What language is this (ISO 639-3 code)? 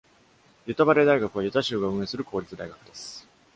jpn